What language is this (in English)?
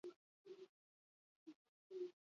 Basque